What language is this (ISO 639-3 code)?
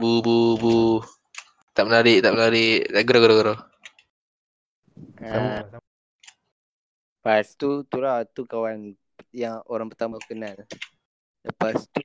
msa